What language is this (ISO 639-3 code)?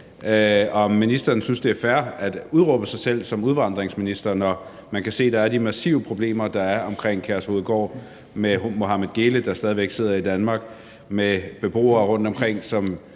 dan